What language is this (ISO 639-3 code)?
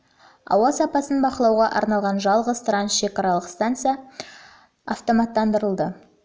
kaz